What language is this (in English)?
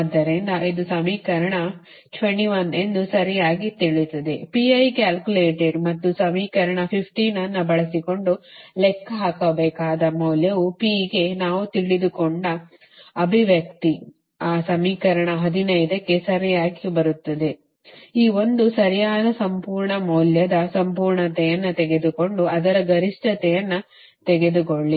Kannada